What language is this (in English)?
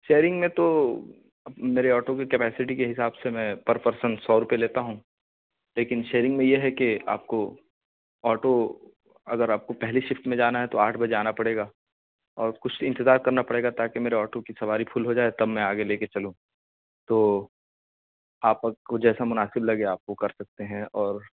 Urdu